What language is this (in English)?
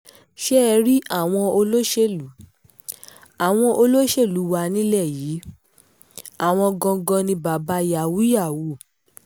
Yoruba